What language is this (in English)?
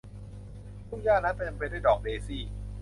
Thai